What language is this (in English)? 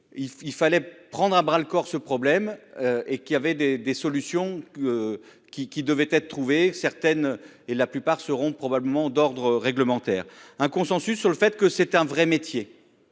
French